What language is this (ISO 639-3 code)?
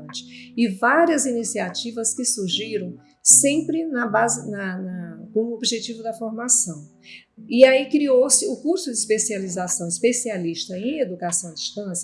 por